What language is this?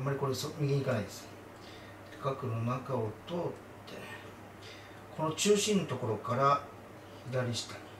Japanese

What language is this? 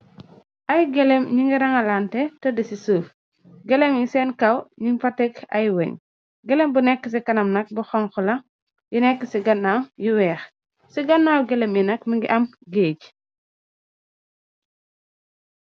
Wolof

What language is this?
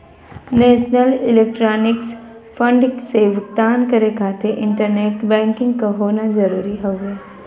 Bhojpuri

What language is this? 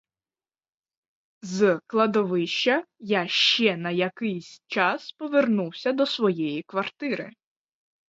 Ukrainian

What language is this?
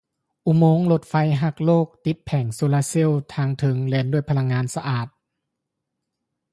Lao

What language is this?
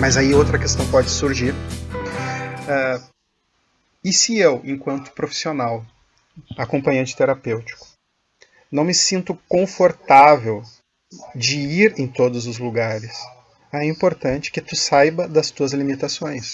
Portuguese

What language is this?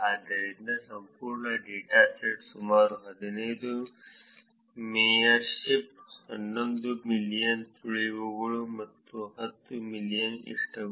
Kannada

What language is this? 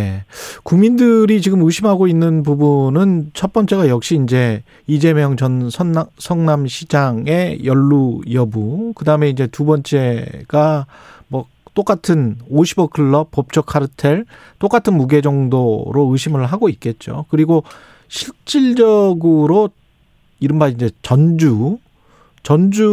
Korean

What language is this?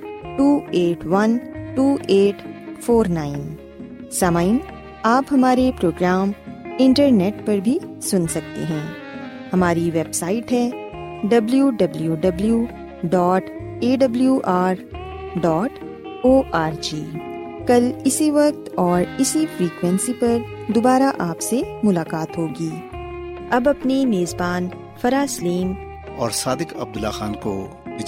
Urdu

